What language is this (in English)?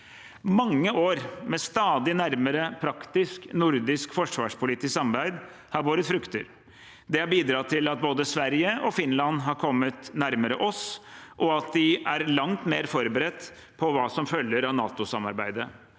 Norwegian